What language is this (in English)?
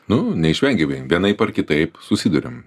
Lithuanian